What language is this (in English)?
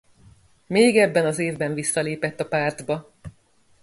Hungarian